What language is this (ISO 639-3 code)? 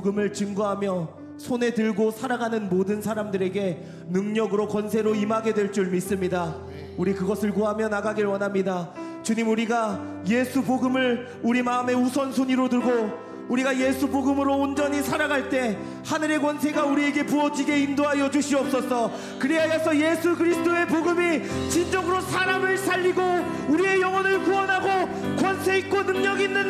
kor